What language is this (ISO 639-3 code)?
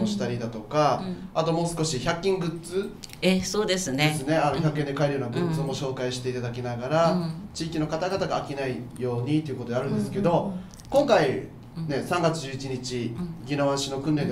jpn